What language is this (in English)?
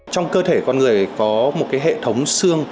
Vietnamese